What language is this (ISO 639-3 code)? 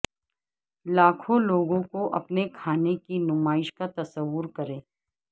urd